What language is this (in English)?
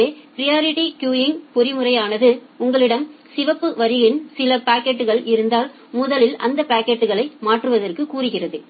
Tamil